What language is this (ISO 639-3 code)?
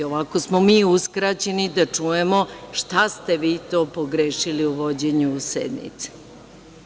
srp